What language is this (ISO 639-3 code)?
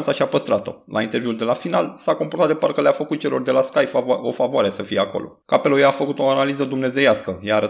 ron